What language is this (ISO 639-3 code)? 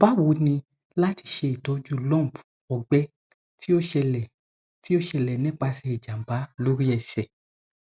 yor